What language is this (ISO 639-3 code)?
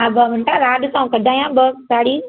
snd